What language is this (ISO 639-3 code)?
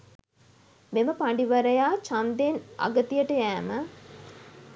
sin